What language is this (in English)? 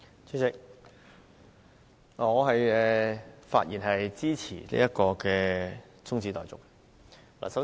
Cantonese